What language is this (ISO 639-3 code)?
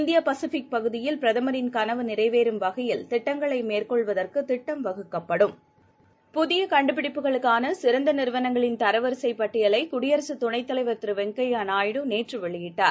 tam